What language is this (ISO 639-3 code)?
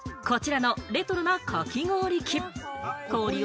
jpn